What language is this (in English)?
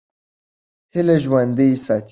Pashto